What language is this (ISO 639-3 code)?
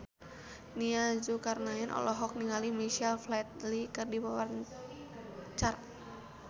sun